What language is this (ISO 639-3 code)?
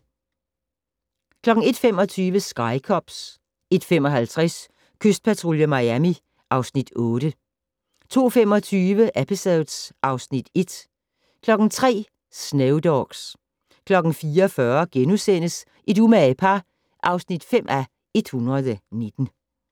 dan